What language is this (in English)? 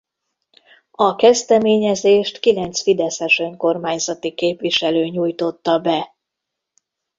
Hungarian